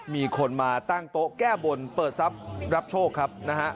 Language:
Thai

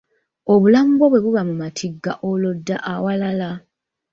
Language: Ganda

